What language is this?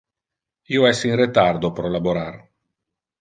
Interlingua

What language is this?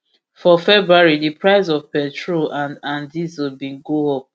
Nigerian Pidgin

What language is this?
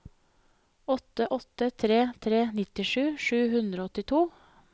Norwegian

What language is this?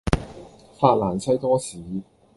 Cantonese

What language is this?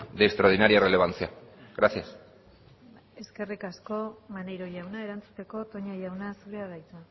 Basque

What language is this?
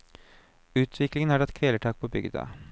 Norwegian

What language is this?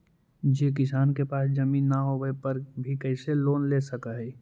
Magahi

